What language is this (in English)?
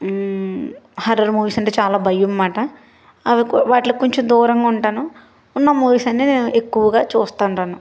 Telugu